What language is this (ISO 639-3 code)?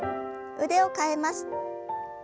jpn